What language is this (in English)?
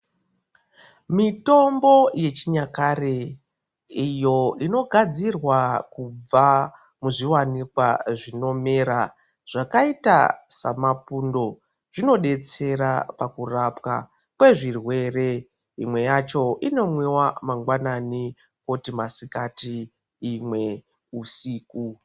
Ndau